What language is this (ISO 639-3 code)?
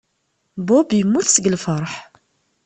kab